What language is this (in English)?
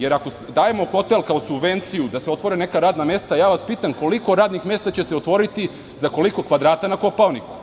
Serbian